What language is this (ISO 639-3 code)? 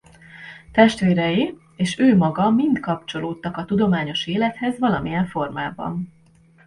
hun